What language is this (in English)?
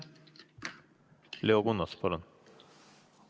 Estonian